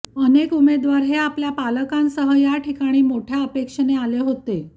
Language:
Marathi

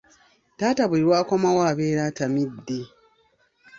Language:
Ganda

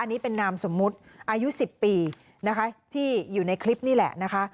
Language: Thai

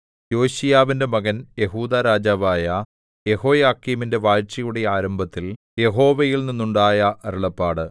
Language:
Malayalam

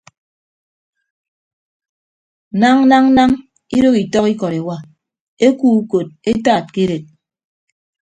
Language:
Ibibio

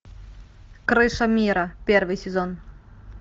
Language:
Russian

